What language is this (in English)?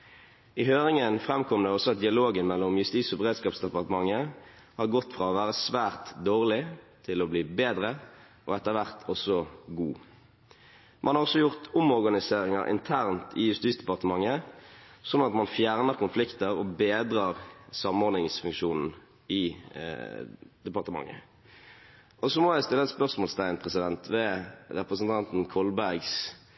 Norwegian Bokmål